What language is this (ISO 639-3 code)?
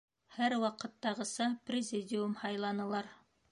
bak